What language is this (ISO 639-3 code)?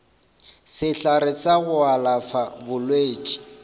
nso